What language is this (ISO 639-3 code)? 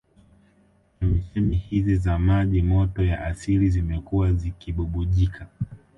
swa